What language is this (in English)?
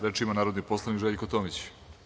Serbian